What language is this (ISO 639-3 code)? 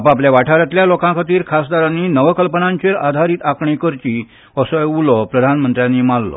kok